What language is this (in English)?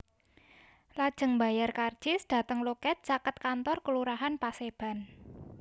Javanese